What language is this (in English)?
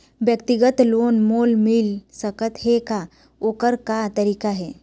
Chhattisgarhi